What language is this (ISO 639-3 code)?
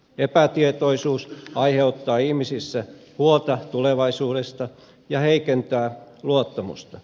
fin